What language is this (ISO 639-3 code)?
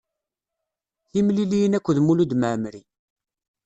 kab